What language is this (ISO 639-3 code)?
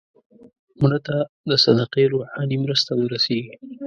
pus